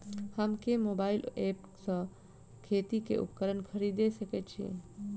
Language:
Maithili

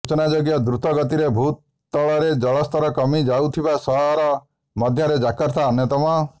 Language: Odia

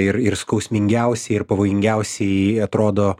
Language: Lithuanian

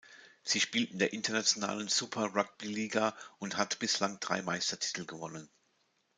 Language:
German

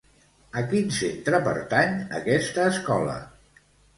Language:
Catalan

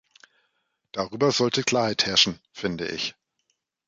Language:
German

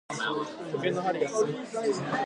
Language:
Japanese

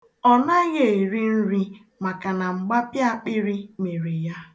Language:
Igbo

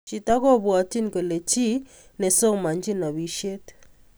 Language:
Kalenjin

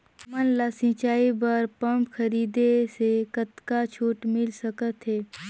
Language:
Chhattisgarhi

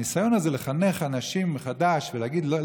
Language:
Hebrew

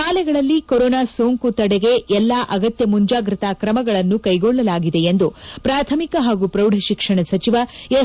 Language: Kannada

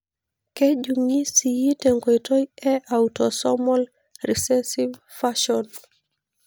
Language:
Masai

